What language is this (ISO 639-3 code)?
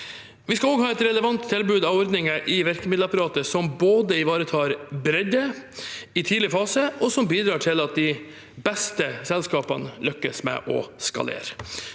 nor